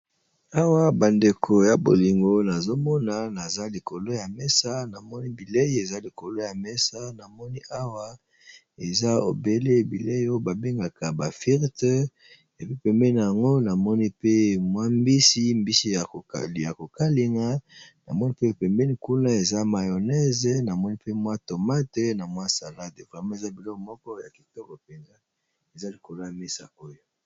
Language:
Lingala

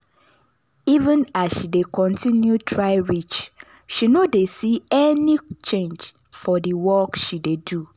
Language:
Nigerian Pidgin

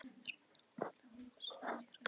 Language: Icelandic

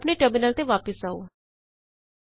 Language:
Punjabi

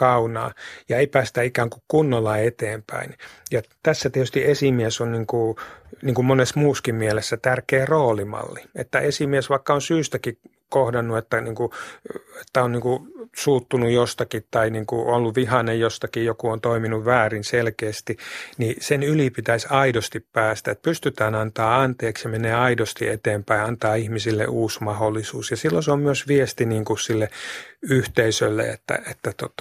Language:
Finnish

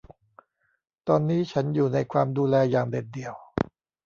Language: Thai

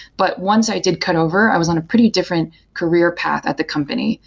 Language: English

